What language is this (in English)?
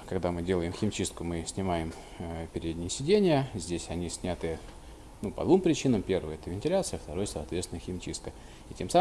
Russian